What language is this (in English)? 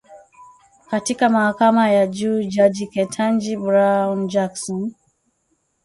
Swahili